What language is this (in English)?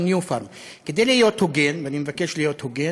Hebrew